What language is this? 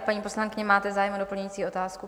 Czech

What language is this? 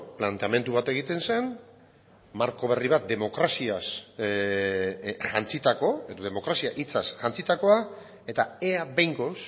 Basque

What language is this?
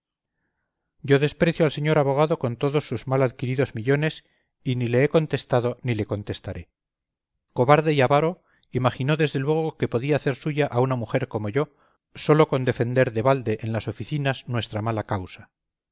Spanish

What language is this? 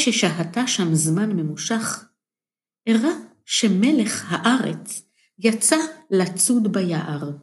Hebrew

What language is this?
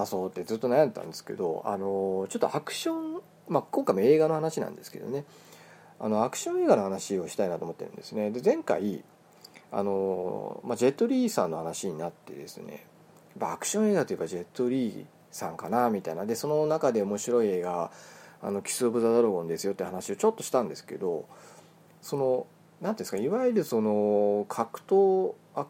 Japanese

